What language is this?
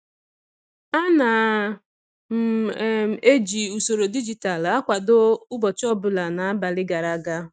Igbo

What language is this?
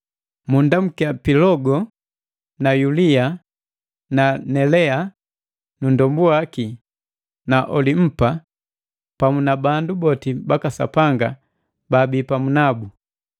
Matengo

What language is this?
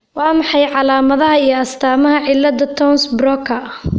Somali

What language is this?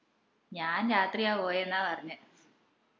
Malayalam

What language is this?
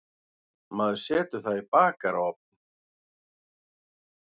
Icelandic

